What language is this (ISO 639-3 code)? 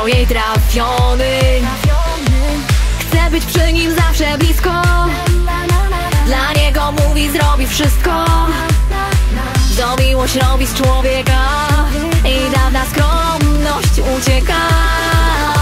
pol